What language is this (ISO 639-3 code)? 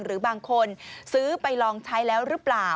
tha